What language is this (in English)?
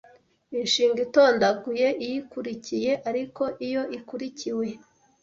Kinyarwanda